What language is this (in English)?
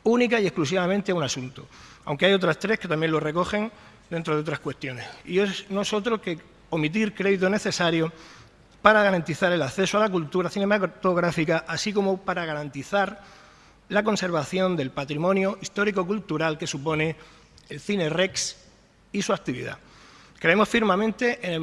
Spanish